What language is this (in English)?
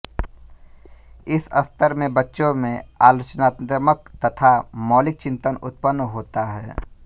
Hindi